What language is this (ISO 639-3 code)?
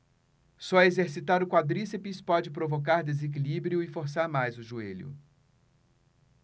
por